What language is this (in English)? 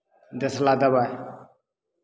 Maithili